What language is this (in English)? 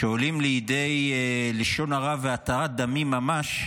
Hebrew